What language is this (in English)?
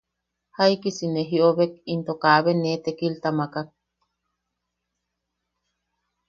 Yaqui